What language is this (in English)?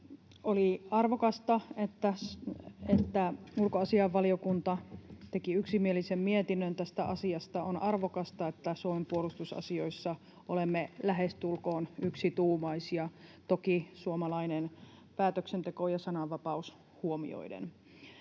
Finnish